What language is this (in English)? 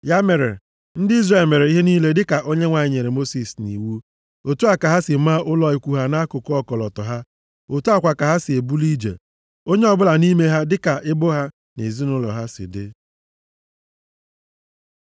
Igbo